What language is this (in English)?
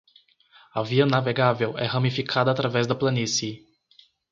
Portuguese